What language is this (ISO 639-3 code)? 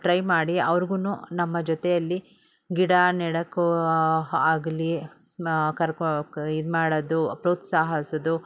kan